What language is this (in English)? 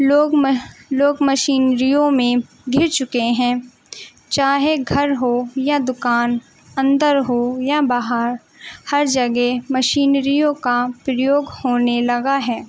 Urdu